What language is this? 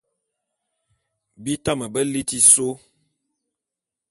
Bulu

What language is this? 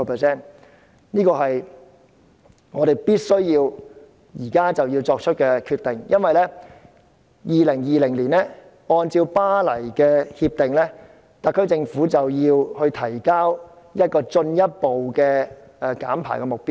Cantonese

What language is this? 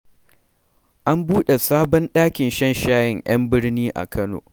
Hausa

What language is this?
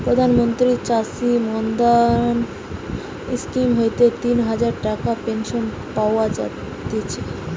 Bangla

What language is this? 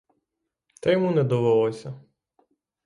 Ukrainian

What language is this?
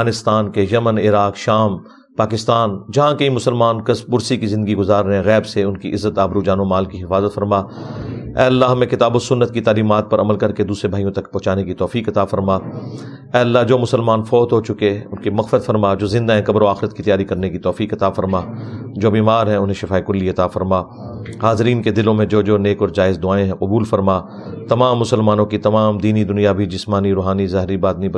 Urdu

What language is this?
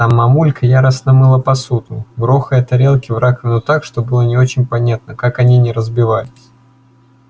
Russian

